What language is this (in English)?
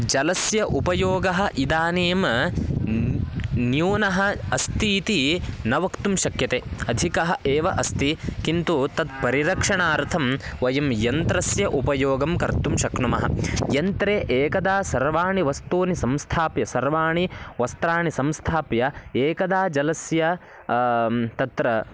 Sanskrit